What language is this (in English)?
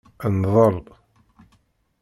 Kabyle